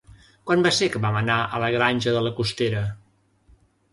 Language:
Catalan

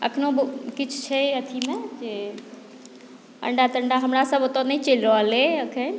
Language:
Maithili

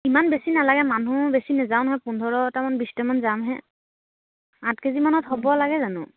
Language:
Assamese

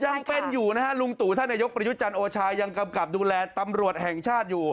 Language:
Thai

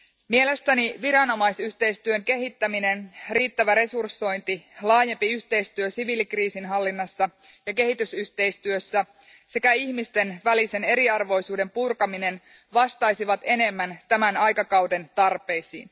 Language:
Finnish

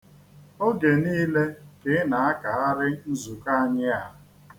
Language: Igbo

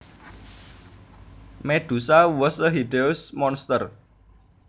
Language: Javanese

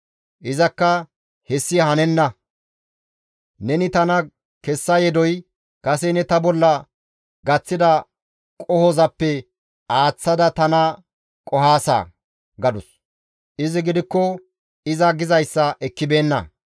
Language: Gamo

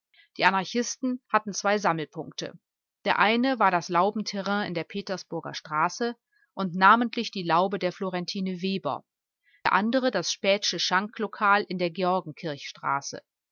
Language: German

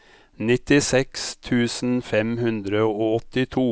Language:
Norwegian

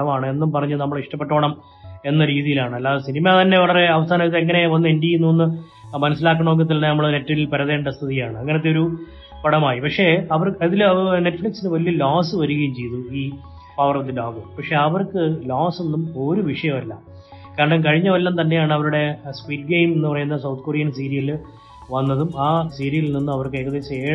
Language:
Malayalam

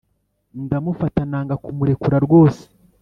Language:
Kinyarwanda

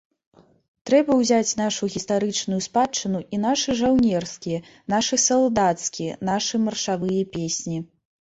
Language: Belarusian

